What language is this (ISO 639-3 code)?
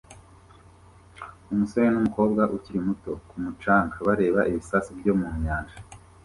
kin